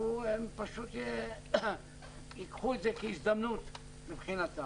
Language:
Hebrew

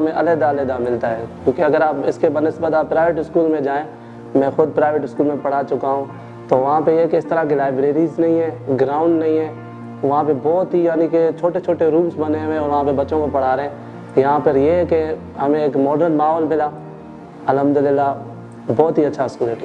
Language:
Indonesian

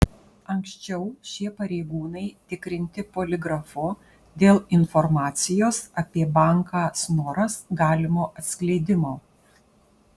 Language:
Lithuanian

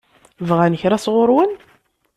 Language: Kabyle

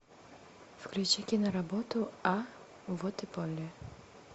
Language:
Russian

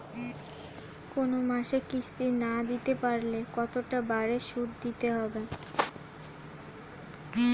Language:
Bangla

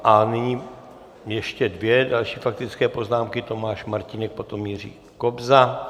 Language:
Czech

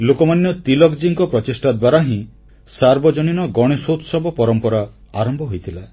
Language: Odia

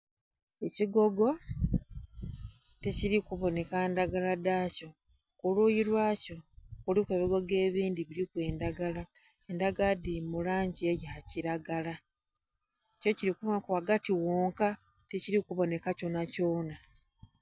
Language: Soga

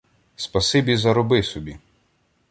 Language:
Ukrainian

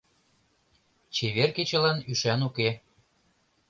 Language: Mari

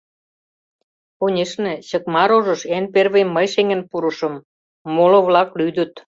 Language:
Mari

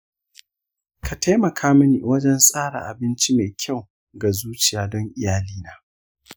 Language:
Hausa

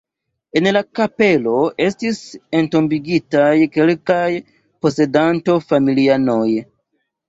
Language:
Esperanto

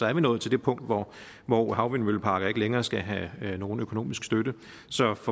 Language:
Danish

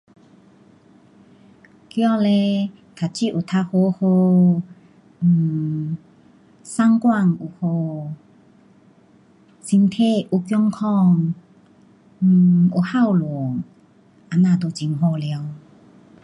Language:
Pu-Xian Chinese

